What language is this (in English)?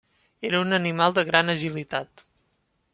Catalan